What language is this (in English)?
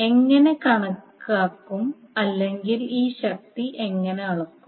Malayalam